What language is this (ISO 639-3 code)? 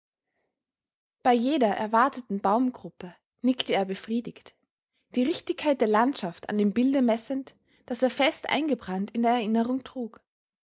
deu